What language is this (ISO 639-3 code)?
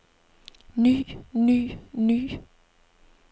dan